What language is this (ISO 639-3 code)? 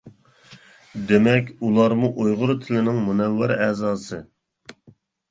uig